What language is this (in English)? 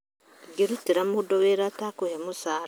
Kikuyu